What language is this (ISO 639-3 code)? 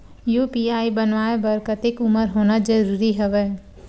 hne